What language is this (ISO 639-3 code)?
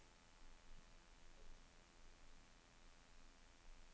nor